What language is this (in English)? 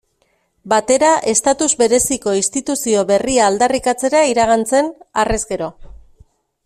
Basque